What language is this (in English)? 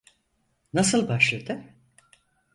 Turkish